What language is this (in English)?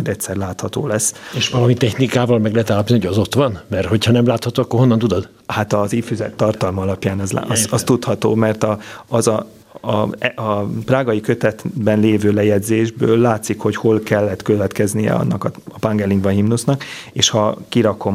Hungarian